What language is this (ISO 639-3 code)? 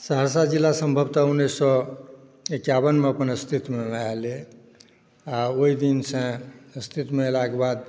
mai